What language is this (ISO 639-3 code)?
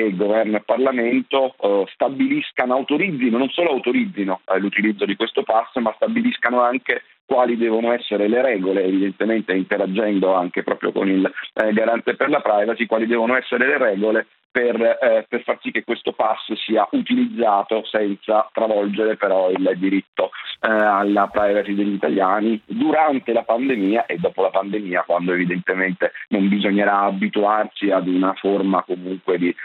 ita